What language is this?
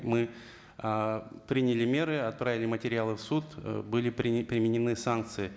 Kazakh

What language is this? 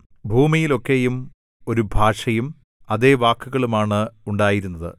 Malayalam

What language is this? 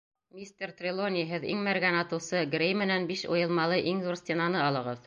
Bashkir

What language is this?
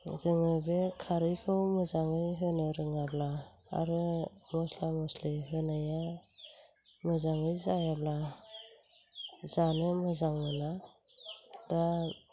Bodo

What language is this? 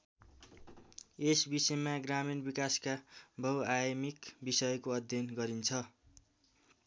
Nepali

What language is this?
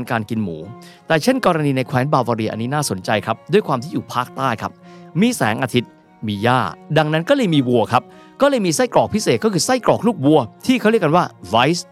Thai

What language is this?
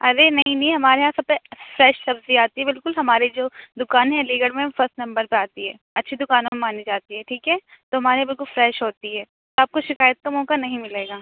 Urdu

